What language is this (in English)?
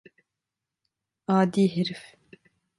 Turkish